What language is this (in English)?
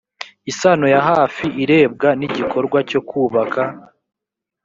Kinyarwanda